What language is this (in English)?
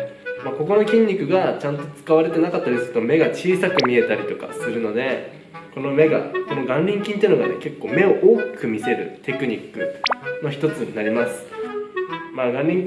Japanese